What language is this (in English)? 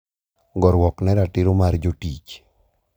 Luo (Kenya and Tanzania)